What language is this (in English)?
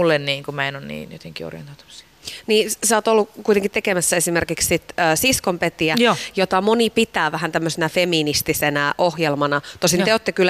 Finnish